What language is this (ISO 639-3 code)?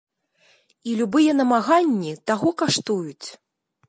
bel